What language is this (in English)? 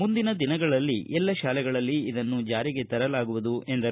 Kannada